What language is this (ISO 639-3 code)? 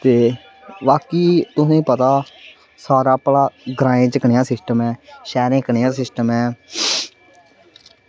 doi